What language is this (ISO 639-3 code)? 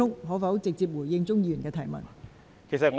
yue